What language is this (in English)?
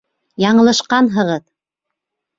Bashkir